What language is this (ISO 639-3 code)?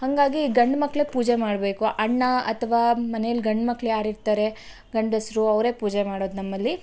kan